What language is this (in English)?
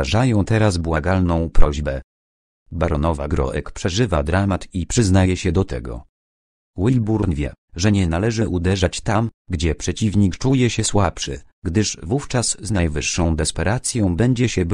Polish